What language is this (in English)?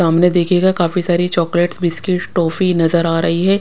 Hindi